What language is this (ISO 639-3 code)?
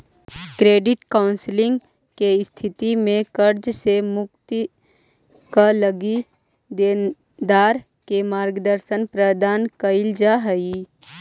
mag